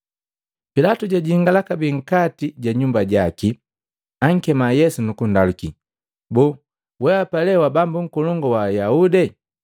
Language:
Matengo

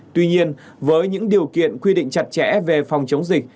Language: Vietnamese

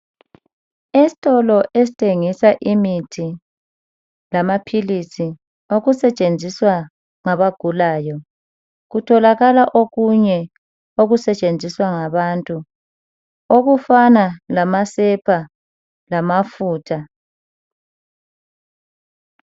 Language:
North Ndebele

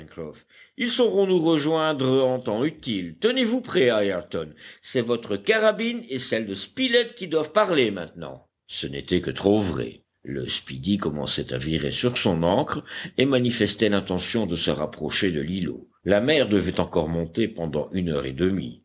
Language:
French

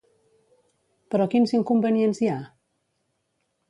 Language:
Catalan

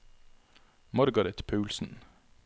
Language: Norwegian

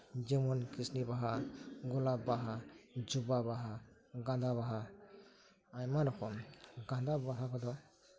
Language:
Santali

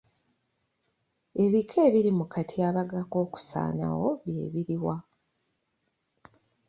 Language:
Ganda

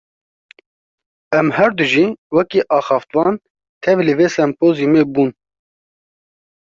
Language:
Kurdish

